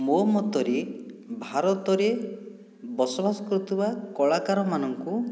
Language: Odia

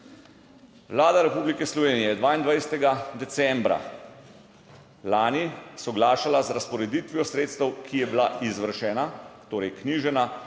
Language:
Slovenian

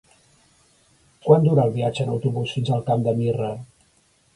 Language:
Catalan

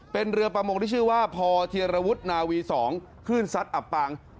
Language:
Thai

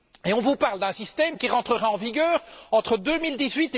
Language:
French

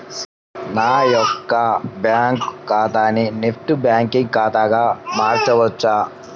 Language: Telugu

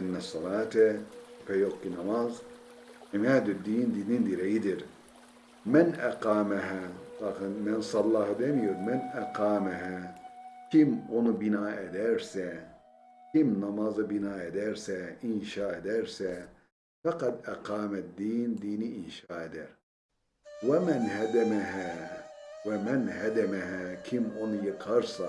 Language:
Turkish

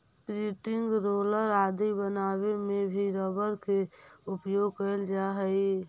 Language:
Magahi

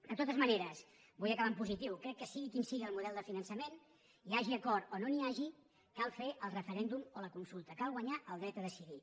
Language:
Catalan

